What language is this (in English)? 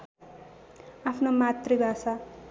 Nepali